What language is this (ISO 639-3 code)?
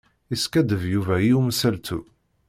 kab